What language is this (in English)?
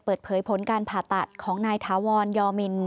Thai